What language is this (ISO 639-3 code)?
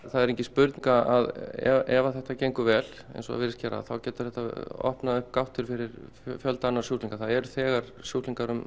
isl